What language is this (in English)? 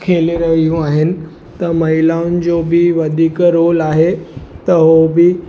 Sindhi